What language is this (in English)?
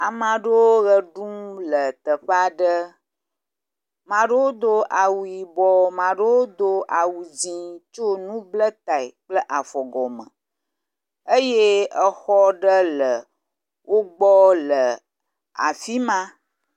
Ewe